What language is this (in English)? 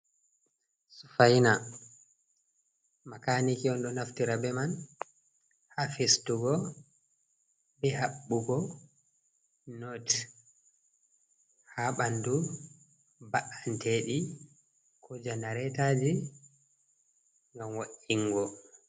Fula